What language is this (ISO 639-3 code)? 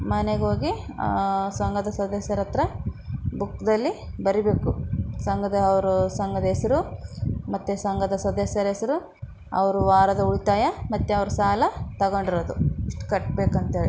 kan